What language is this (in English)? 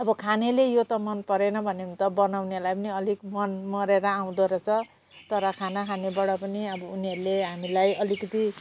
Nepali